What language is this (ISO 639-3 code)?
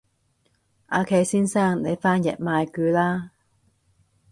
yue